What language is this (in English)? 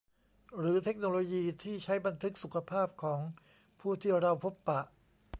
Thai